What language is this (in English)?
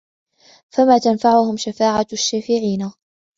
Arabic